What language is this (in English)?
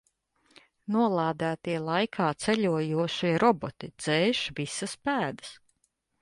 Latvian